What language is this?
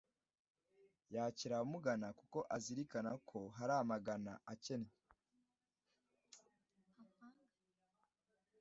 Kinyarwanda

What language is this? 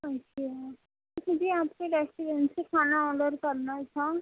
Urdu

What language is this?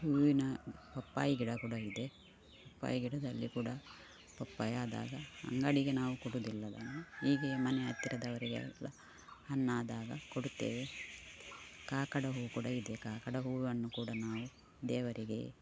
Kannada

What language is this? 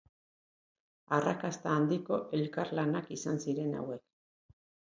Basque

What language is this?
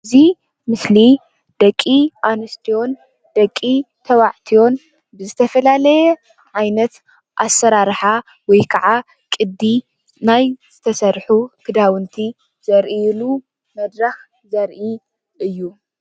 Tigrinya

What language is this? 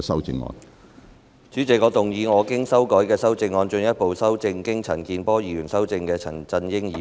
Cantonese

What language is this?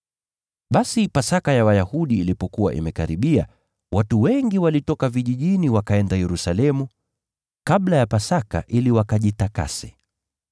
Swahili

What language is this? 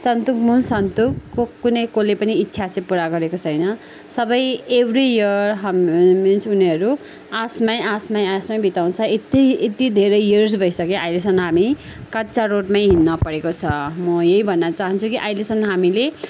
Nepali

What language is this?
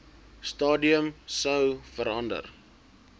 Afrikaans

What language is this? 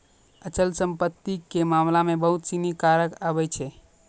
Maithili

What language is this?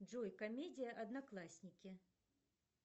Russian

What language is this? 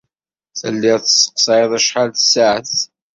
Kabyle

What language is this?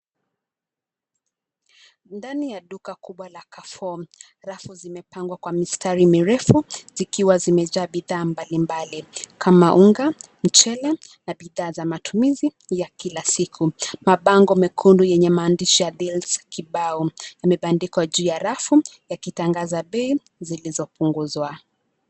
Swahili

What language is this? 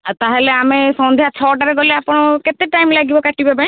Odia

